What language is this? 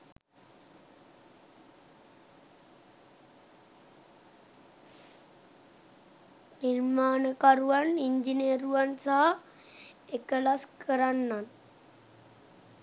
Sinhala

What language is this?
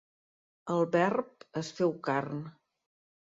Catalan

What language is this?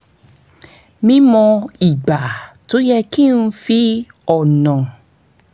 Yoruba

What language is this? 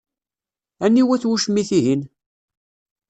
Kabyle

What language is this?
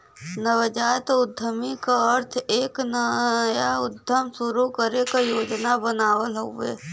Bhojpuri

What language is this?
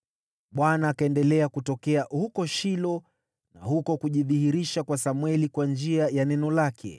Swahili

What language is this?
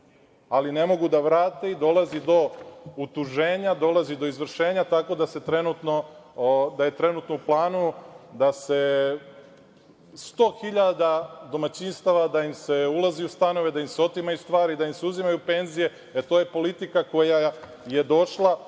Serbian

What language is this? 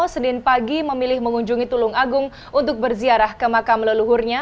Indonesian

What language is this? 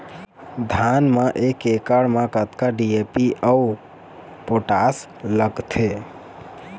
Chhattisgarhi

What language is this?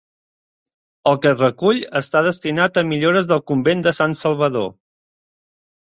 Catalan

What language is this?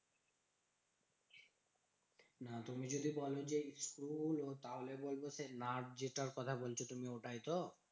Bangla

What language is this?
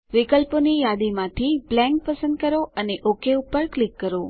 Gujarati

